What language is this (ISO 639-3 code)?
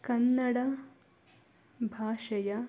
kan